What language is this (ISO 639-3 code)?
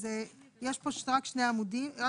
heb